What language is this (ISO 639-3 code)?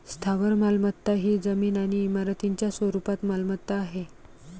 mar